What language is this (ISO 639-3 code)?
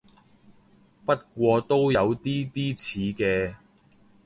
yue